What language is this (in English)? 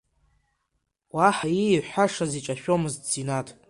Abkhazian